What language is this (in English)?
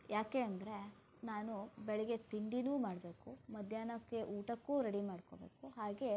Kannada